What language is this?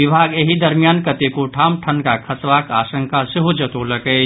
Maithili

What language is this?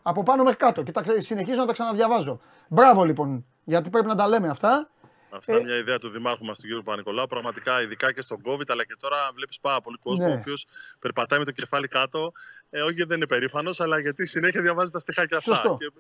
Greek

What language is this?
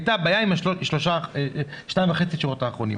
Hebrew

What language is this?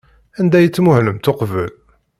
Kabyle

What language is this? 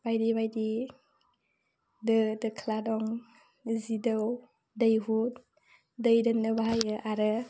Bodo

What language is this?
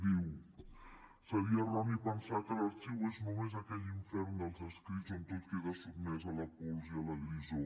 Catalan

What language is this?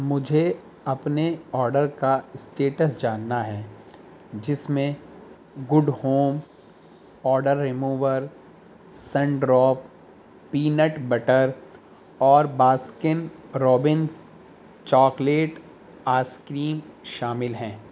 Urdu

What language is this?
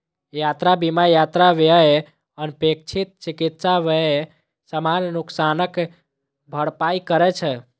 Maithili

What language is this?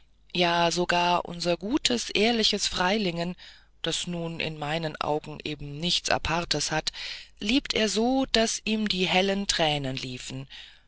German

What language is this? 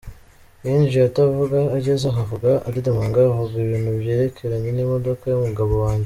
Kinyarwanda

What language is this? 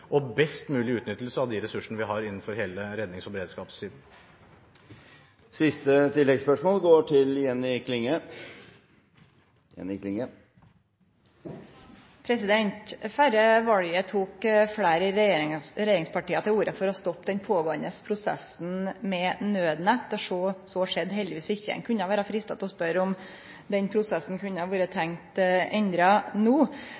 Norwegian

